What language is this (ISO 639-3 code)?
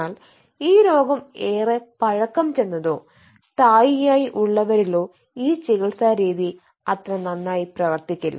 mal